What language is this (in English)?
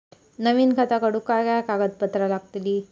Marathi